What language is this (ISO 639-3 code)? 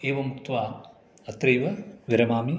san